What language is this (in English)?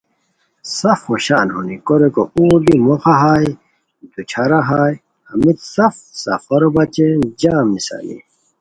Khowar